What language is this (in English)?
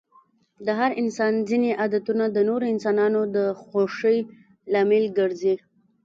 Pashto